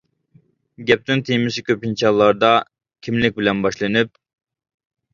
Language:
Uyghur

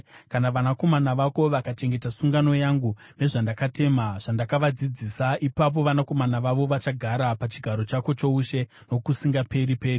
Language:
Shona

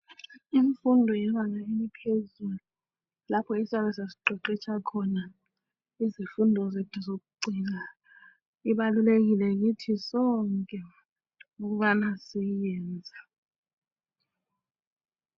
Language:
North Ndebele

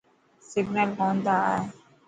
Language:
Dhatki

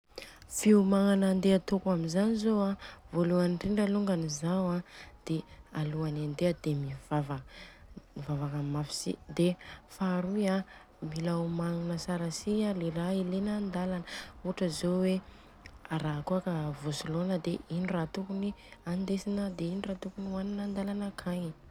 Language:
Southern Betsimisaraka Malagasy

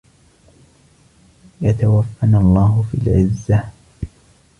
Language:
Arabic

